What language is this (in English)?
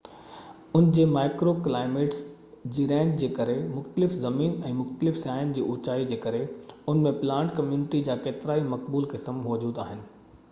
Sindhi